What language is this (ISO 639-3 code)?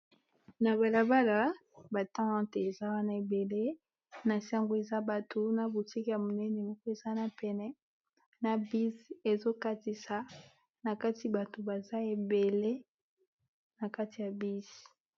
lin